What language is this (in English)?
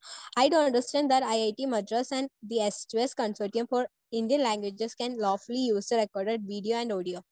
Malayalam